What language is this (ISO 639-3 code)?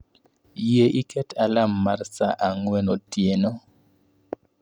luo